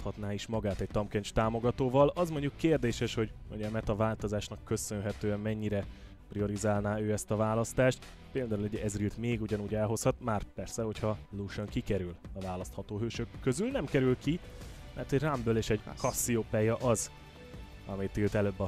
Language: Hungarian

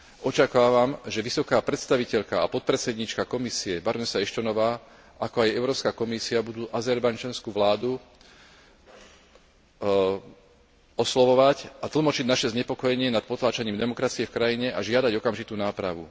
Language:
Slovak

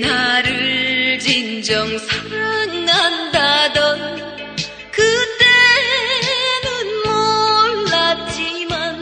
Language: Korean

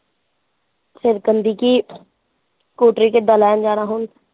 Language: Punjabi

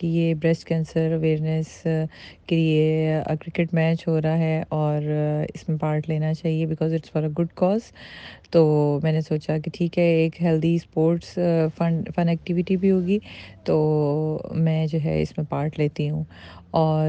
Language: Urdu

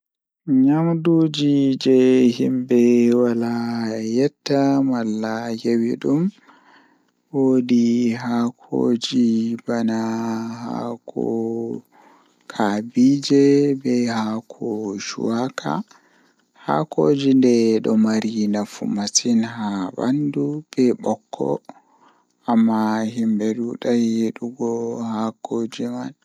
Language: Fula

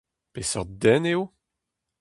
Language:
Breton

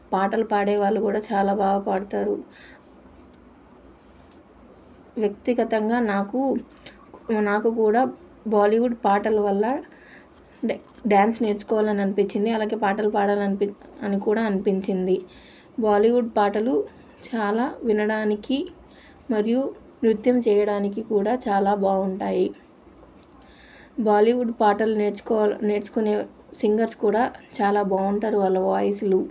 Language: Telugu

